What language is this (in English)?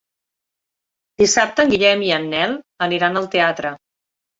Catalan